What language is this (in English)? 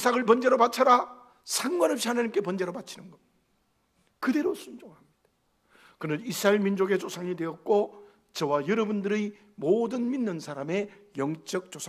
Korean